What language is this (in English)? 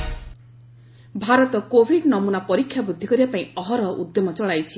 Odia